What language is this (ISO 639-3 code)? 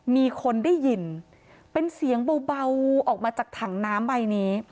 tha